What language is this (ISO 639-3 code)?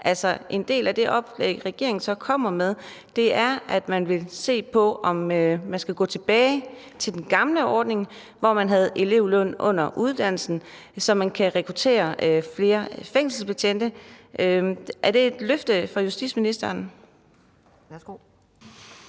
dan